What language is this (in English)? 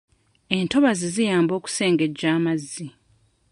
Ganda